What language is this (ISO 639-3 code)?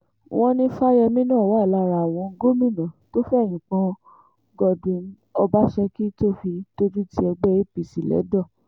yor